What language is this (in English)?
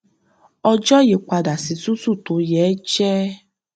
Yoruba